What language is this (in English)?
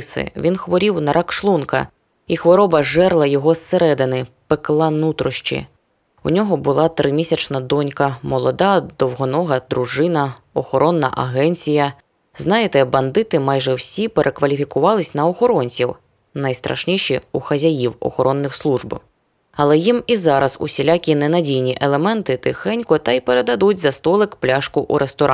Ukrainian